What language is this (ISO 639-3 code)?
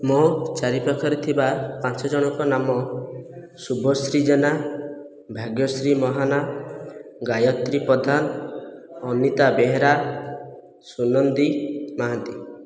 ori